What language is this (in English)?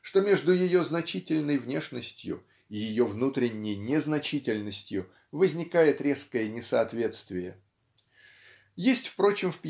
Russian